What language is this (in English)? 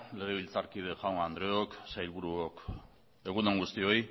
Basque